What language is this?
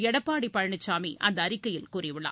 Tamil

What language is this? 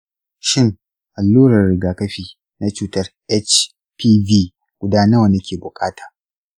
Hausa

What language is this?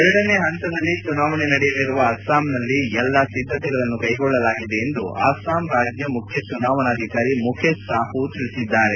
Kannada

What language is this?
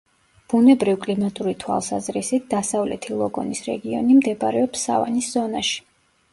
Georgian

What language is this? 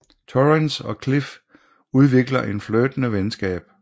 Danish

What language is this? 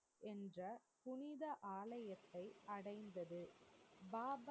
Tamil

